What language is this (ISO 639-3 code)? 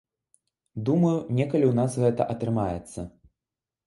bel